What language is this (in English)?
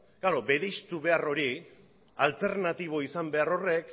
Basque